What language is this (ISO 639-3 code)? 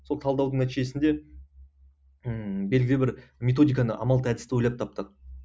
kaz